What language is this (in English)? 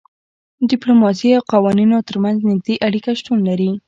Pashto